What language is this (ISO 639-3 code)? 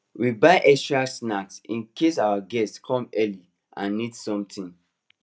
pcm